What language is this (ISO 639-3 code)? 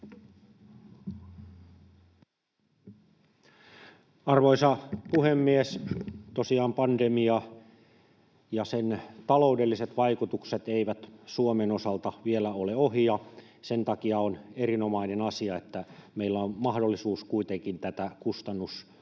fin